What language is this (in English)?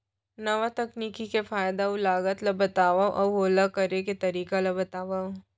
Chhattisgarhi